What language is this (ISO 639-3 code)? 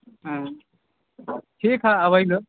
mai